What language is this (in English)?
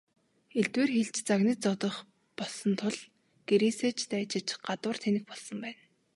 Mongolian